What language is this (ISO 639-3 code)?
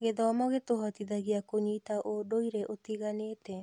kik